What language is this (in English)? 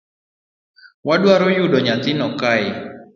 Luo (Kenya and Tanzania)